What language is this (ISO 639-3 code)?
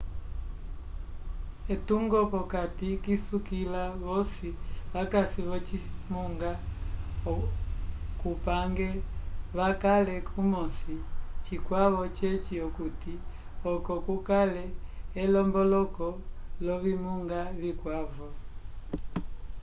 umb